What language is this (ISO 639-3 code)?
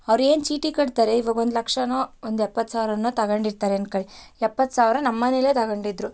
kan